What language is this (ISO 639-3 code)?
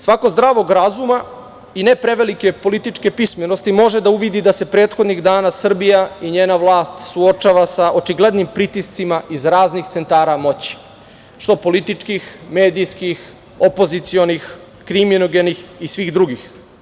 srp